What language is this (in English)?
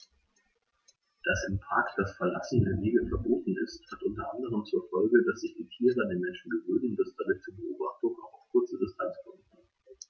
German